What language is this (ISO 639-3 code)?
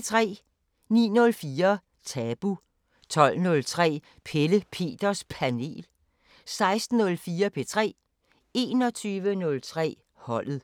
dan